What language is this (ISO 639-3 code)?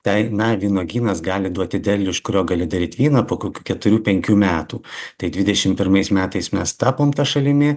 lit